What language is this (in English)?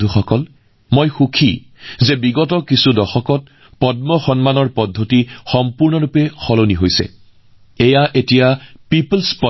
Assamese